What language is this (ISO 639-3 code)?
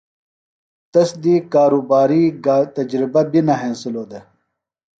phl